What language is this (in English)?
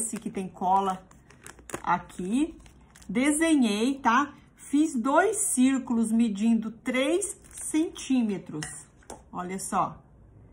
Portuguese